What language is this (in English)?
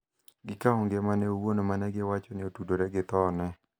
Luo (Kenya and Tanzania)